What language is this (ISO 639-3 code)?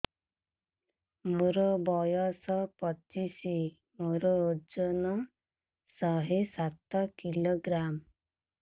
ori